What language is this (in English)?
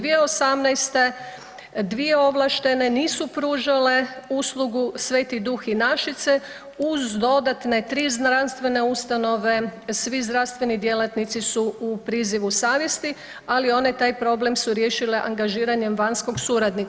Croatian